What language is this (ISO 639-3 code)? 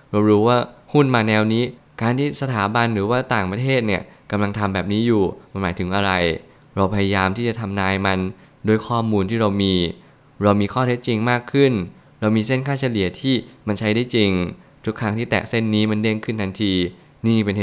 tha